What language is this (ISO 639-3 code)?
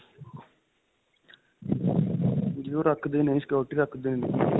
pan